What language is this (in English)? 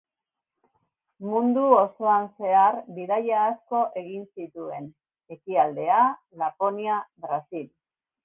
Basque